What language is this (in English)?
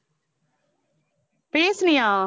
Tamil